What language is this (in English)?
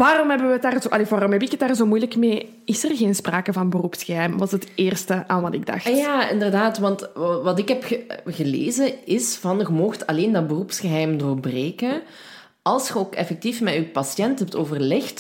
Dutch